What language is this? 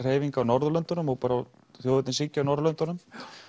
Icelandic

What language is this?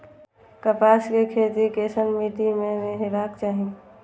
Maithili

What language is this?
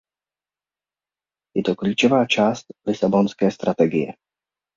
Czech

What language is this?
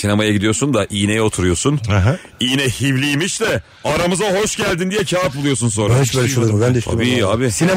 Turkish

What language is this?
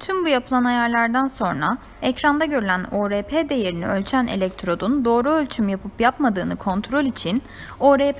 Turkish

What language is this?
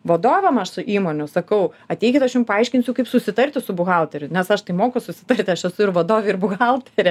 Lithuanian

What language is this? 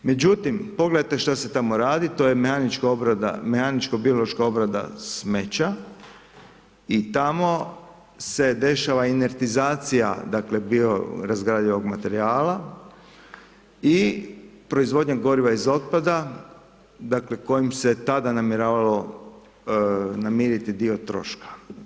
Croatian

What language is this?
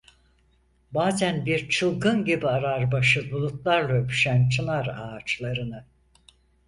Turkish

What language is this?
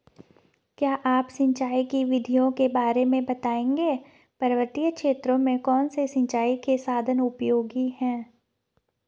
Hindi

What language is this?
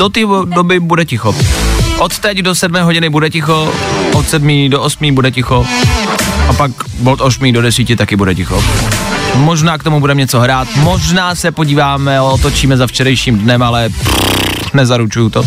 Czech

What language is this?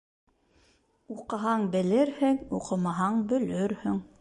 Bashkir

